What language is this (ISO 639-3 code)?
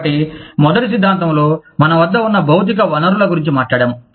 tel